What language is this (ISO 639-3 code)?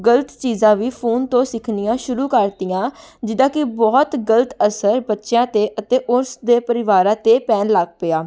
pan